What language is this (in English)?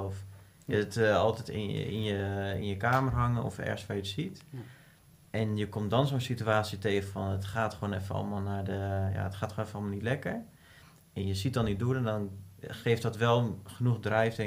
Dutch